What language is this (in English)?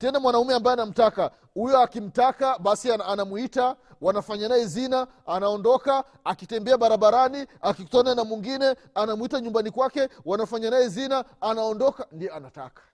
Swahili